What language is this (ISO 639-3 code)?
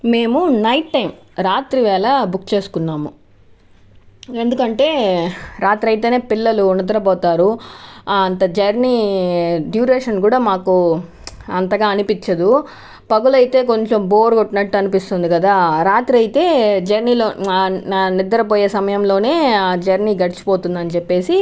tel